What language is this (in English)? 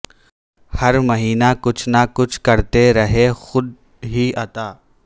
Urdu